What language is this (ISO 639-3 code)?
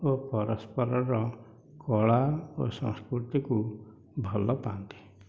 ori